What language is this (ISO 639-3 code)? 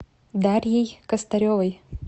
rus